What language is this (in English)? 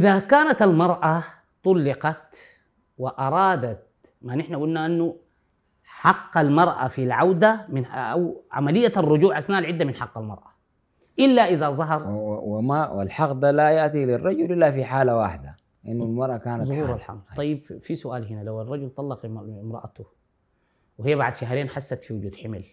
Arabic